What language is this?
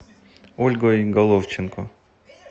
Russian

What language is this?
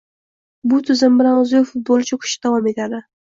Uzbek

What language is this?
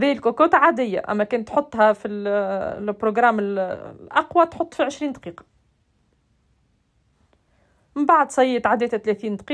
Arabic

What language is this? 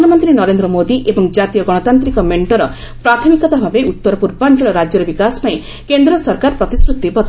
Odia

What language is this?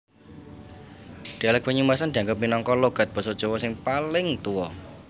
Javanese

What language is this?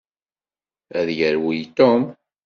Kabyle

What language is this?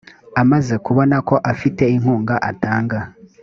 Kinyarwanda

